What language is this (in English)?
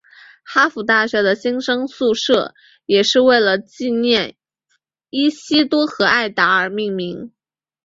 Chinese